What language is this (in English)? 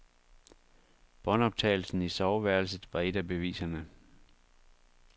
Danish